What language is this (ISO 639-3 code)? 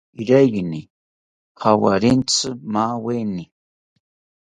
cpy